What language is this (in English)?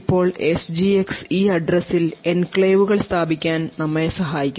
Malayalam